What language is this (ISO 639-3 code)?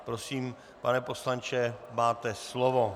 ces